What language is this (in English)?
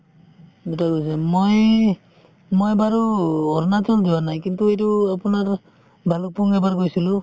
Assamese